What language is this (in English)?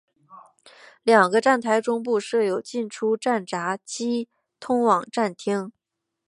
Chinese